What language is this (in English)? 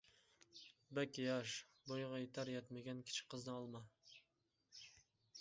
Uyghur